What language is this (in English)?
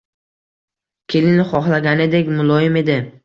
Uzbek